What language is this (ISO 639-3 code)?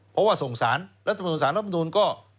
tha